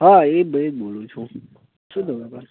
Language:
Gujarati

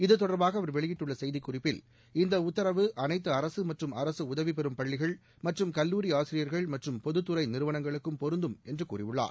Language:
Tamil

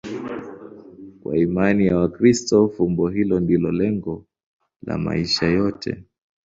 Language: Swahili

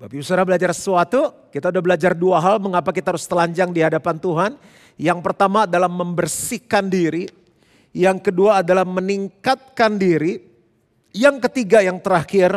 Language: Indonesian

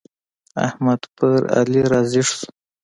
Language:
Pashto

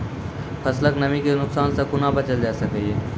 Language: Maithili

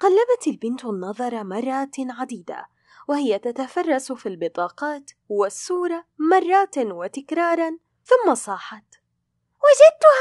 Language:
Arabic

